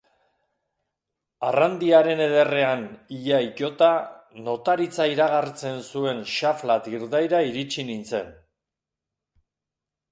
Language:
Basque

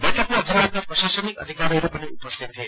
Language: Nepali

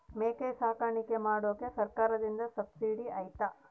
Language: Kannada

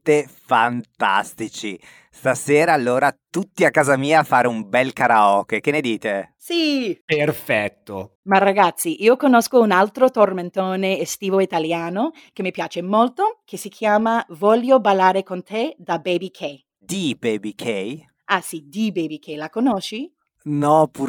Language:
Italian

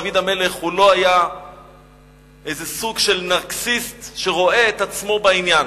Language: Hebrew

